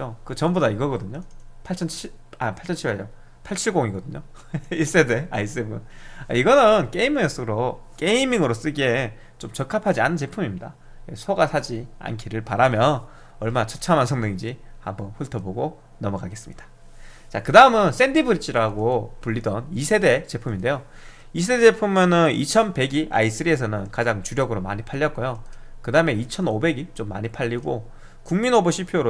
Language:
Korean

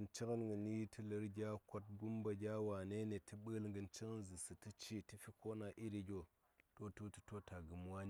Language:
Saya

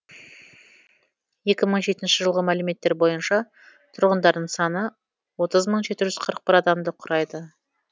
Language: Kazakh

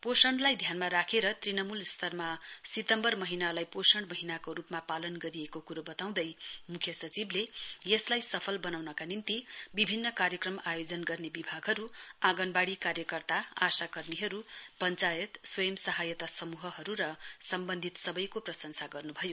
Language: Nepali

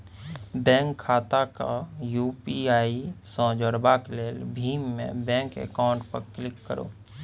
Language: Maithili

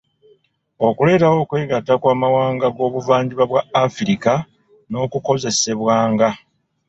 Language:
Ganda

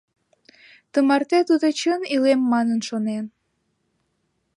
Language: Mari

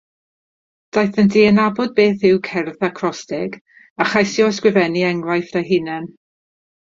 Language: Welsh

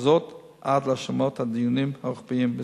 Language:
Hebrew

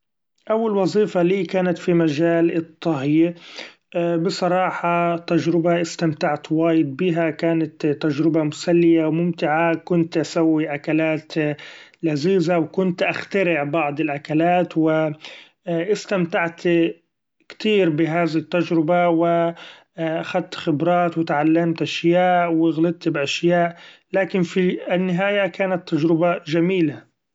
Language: Gulf Arabic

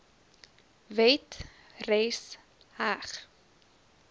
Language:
Afrikaans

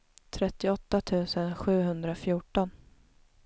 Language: Swedish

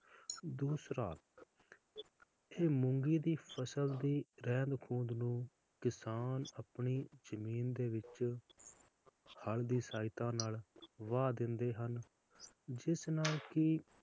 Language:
Punjabi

